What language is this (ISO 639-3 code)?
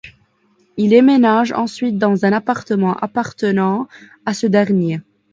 fra